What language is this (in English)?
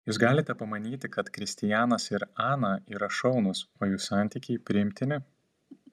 Lithuanian